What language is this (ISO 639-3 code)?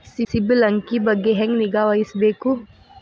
kan